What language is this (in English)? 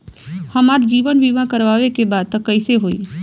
Bhojpuri